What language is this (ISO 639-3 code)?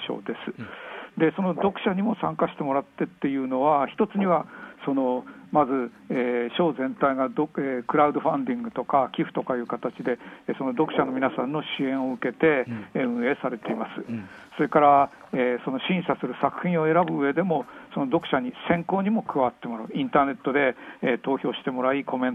jpn